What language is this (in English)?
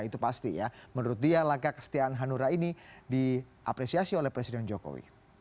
Indonesian